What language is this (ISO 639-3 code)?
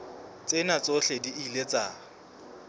sot